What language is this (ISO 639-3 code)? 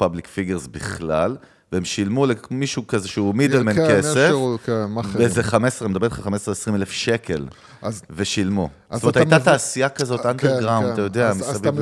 heb